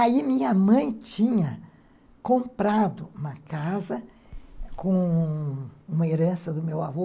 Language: Portuguese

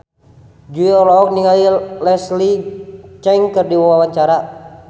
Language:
Sundanese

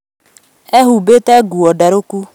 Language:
Kikuyu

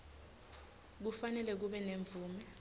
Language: Swati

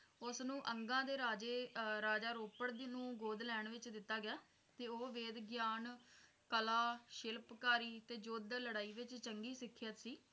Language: Punjabi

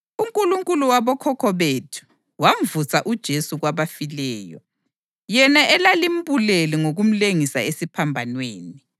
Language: North Ndebele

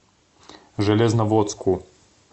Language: Russian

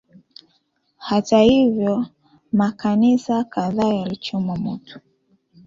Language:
Swahili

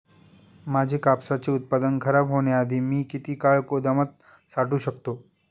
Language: Marathi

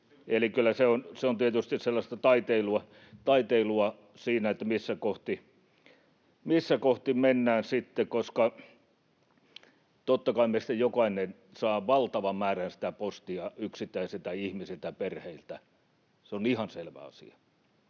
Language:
Finnish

